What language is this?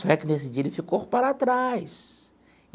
Portuguese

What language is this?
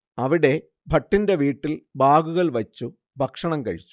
Malayalam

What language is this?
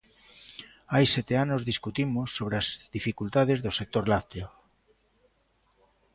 Galician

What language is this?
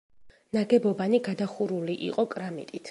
Georgian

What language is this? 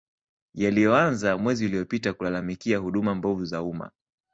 Swahili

